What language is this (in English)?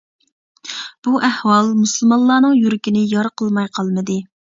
Uyghur